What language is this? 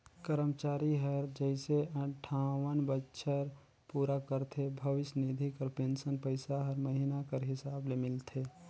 Chhattisgarhi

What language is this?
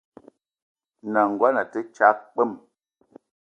Eton (Cameroon)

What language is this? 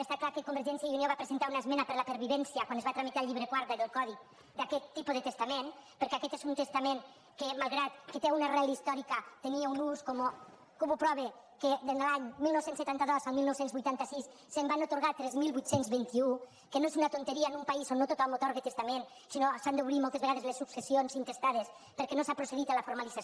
Catalan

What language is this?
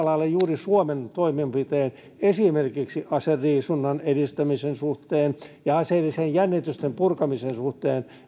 Finnish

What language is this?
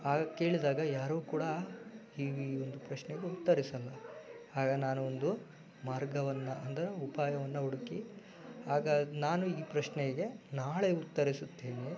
Kannada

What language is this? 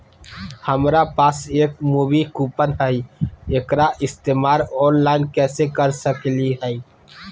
Magahi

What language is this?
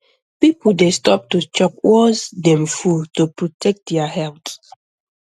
Nigerian Pidgin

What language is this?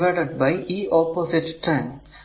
Malayalam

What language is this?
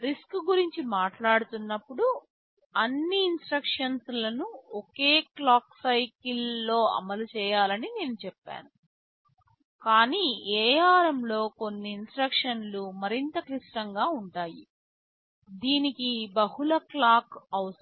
Telugu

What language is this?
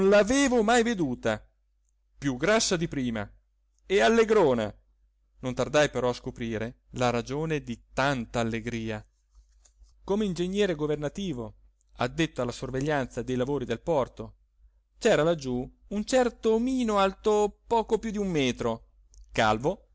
Italian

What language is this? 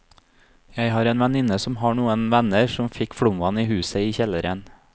Norwegian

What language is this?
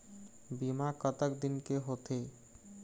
Chhattisgarhi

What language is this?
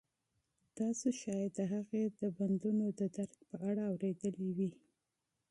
Pashto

